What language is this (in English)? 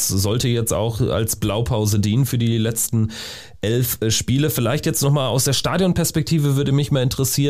German